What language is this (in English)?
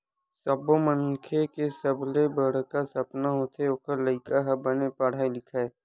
Chhattisgarhi